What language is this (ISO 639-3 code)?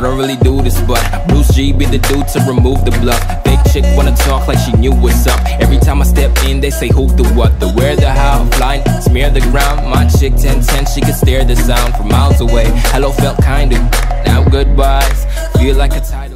deu